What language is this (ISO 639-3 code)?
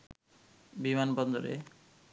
ben